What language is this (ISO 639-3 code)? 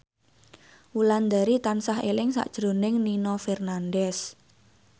jav